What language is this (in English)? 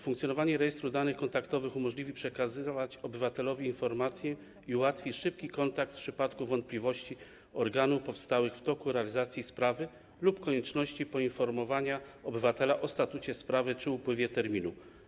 Polish